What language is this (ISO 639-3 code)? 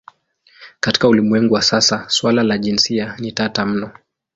swa